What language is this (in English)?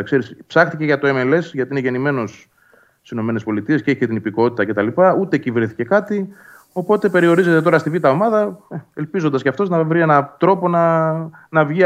Greek